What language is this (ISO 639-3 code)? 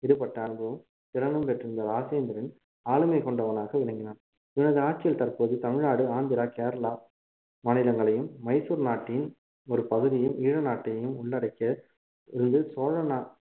tam